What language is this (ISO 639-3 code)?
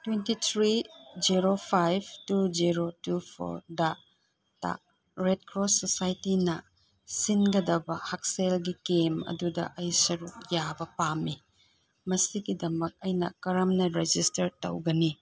mni